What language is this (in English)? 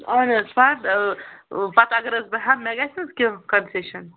Kashmiri